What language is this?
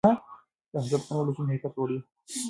Pashto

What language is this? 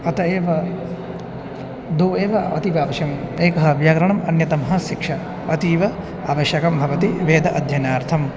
Sanskrit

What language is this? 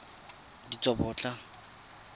Tswana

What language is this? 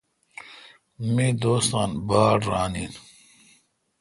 Kalkoti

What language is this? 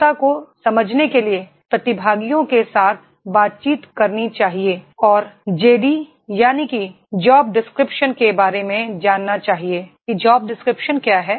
Hindi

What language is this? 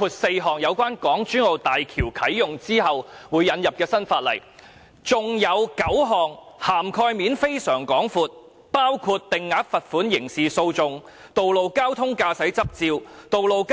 Cantonese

